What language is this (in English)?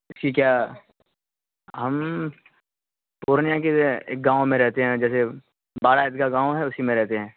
Urdu